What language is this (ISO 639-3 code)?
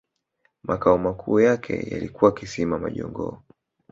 swa